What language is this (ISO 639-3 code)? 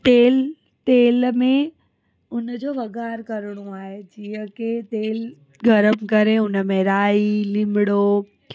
snd